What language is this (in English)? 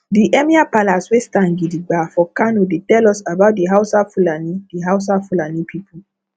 Nigerian Pidgin